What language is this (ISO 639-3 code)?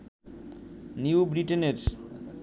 ben